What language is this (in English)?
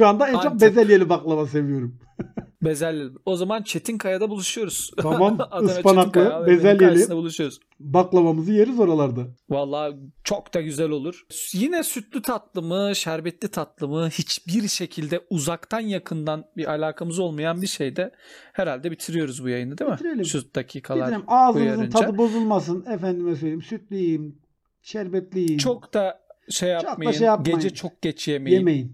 Turkish